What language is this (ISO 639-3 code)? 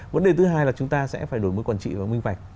vie